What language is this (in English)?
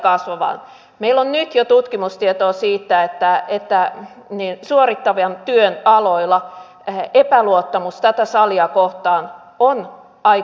Finnish